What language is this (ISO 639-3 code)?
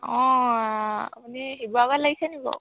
asm